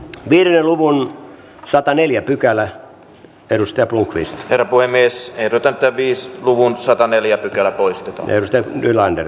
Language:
Finnish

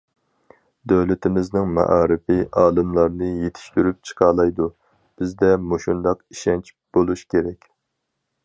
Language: Uyghur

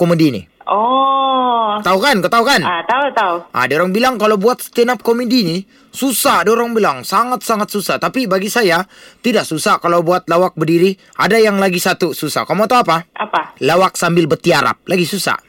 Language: Malay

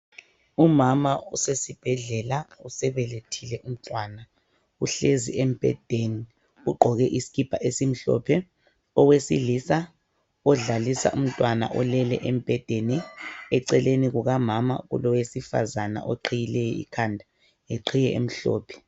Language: North Ndebele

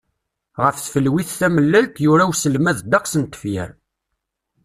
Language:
Kabyle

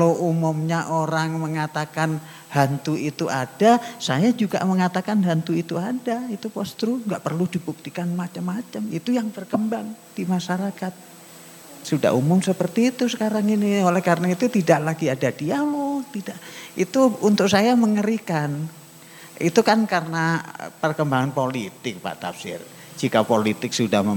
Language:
Indonesian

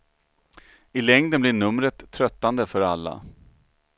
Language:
Swedish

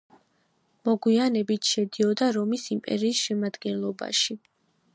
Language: Georgian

